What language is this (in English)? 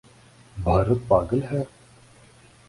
Urdu